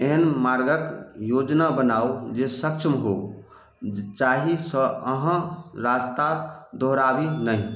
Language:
Maithili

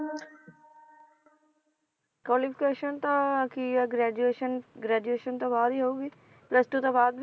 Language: Punjabi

